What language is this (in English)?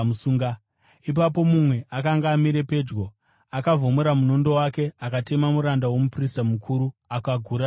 Shona